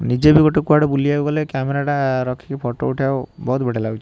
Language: Odia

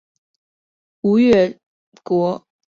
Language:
Chinese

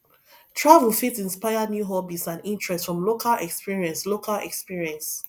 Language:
Nigerian Pidgin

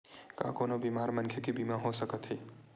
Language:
Chhattisgarhi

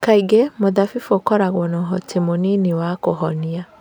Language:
Kikuyu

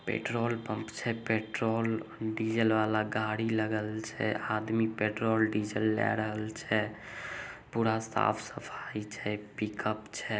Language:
Magahi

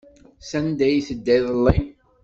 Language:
Kabyle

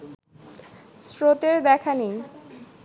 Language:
Bangla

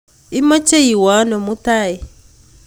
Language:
Kalenjin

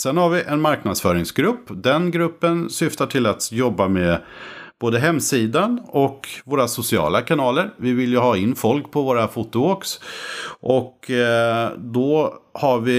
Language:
Swedish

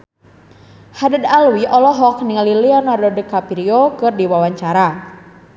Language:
Sundanese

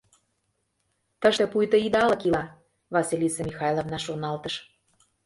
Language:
Mari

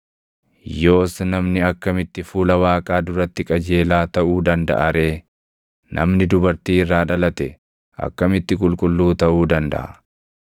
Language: Oromo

